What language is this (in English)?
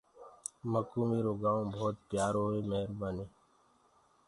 Gurgula